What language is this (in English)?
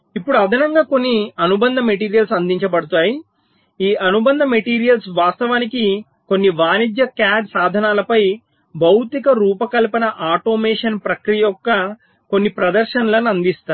Telugu